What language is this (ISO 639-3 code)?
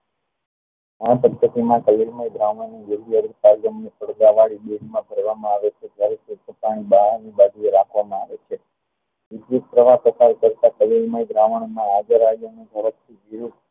guj